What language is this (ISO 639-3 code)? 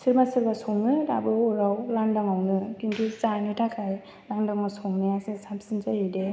brx